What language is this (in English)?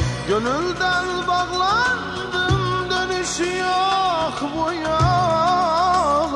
Turkish